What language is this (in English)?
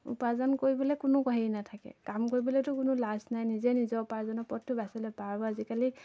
Assamese